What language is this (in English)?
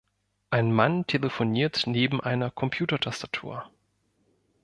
German